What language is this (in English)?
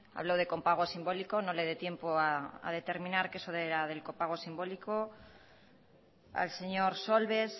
Spanish